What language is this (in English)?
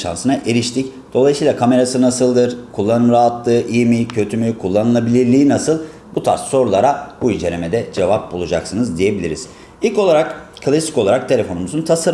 Turkish